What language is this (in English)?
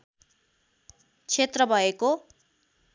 Nepali